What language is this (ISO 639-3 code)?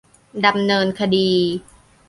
tha